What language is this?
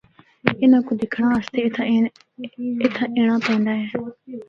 Northern Hindko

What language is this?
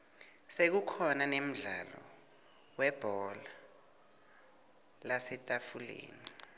Swati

